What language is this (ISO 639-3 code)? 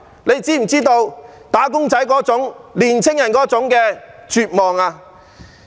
yue